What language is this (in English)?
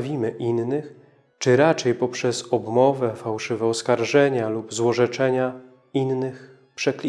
Polish